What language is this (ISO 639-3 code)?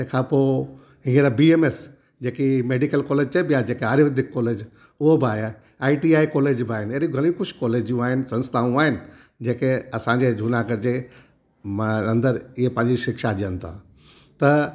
snd